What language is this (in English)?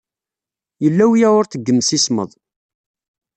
Kabyle